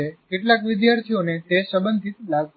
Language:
Gujarati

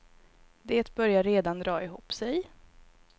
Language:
Swedish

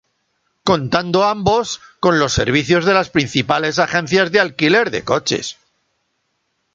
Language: Spanish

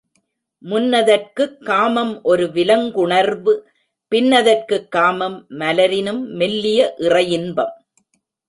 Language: Tamil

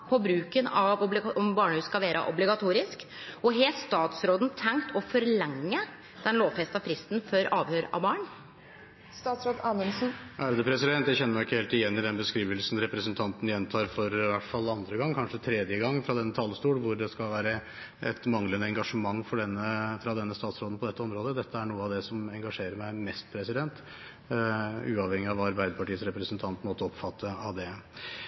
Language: Norwegian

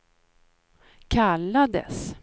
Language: Swedish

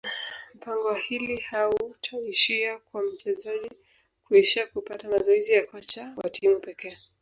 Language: Swahili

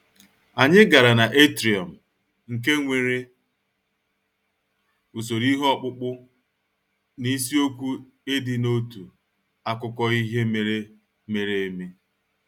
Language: Igbo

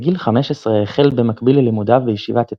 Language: Hebrew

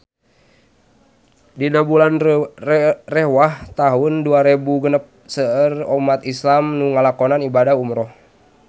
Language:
Sundanese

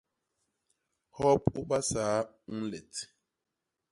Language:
Basaa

